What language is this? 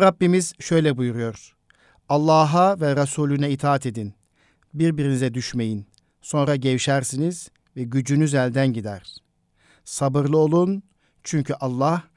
Turkish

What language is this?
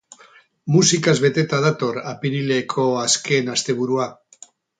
Basque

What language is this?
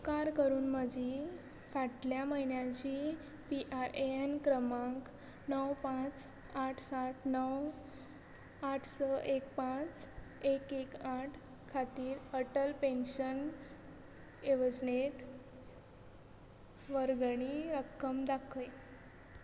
Konkani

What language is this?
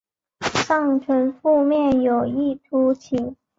Chinese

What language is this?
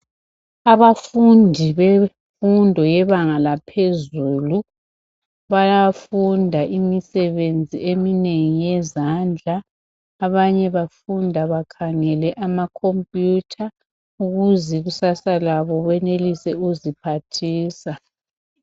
North Ndebele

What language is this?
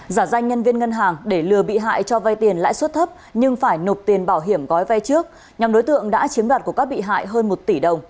Vietnamese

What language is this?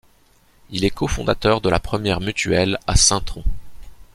French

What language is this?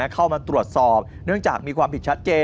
Thai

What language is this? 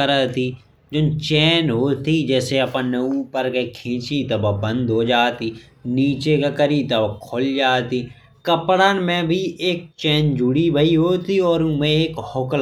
Bundeli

